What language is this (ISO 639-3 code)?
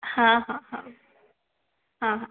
ori